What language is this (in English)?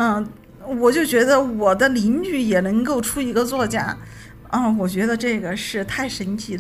Chinese